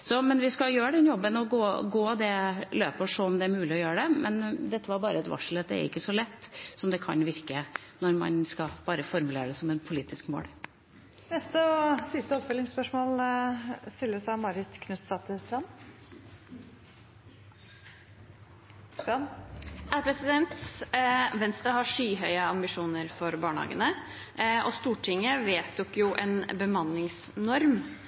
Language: Norwegian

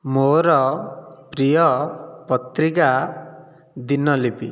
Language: Odia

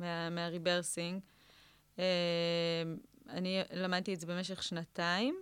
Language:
Hebrew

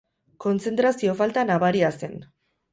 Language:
Basque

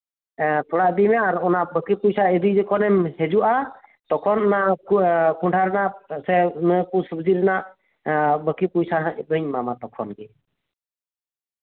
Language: Santali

